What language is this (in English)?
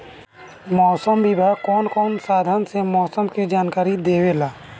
Bhojpuri